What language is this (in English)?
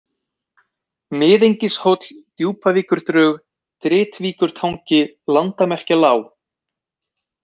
Icelandic